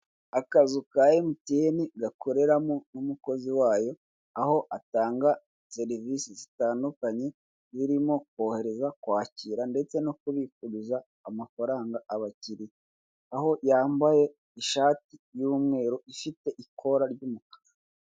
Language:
Kinyarwanda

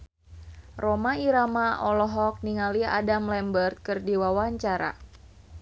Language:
Sundanese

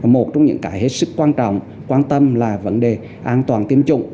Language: Vietnamese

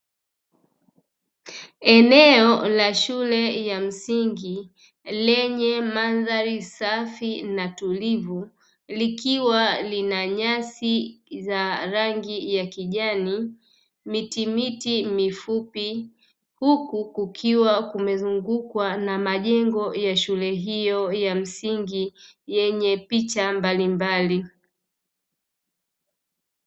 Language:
Swahili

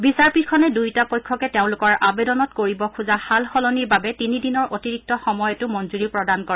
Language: Assamese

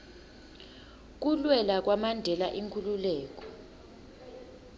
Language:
Swati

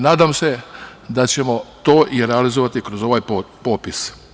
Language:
Serbian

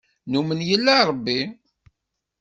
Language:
Kabyle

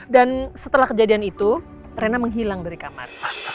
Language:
Indonesian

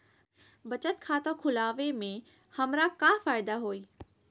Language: Magahi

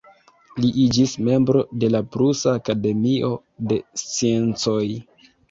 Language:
Esperanto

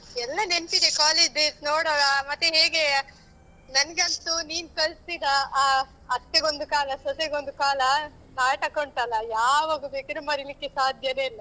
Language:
Kannada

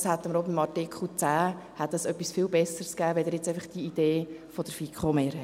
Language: Swiss German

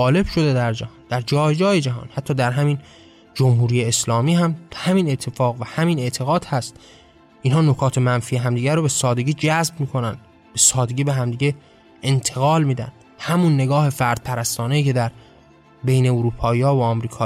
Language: Persian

